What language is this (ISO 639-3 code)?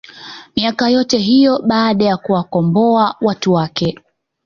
swa